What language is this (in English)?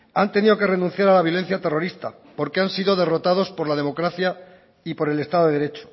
Spanish